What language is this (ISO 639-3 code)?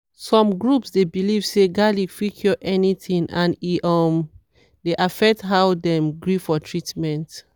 pcm